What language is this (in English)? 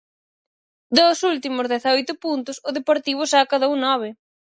Galician